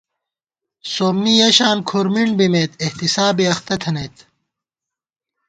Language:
Gawar-Bati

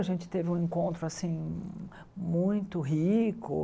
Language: Portuguese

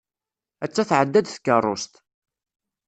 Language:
Kabyle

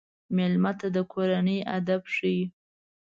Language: Pashto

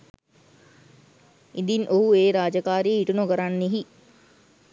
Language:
Sinhala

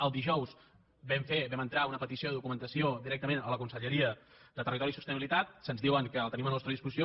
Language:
Catalan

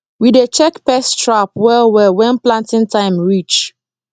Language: Nigerian Pidgin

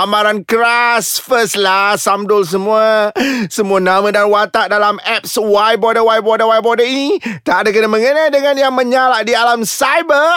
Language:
Malay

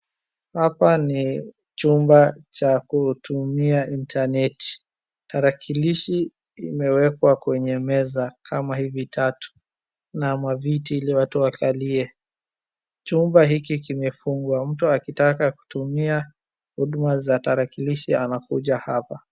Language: Swahili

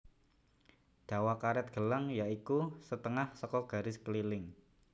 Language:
Javanese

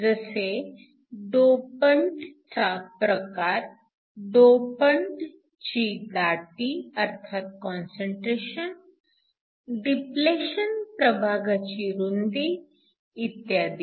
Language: Marathi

